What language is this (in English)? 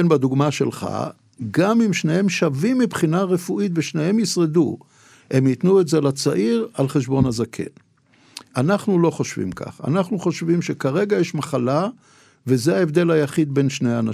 Hebrew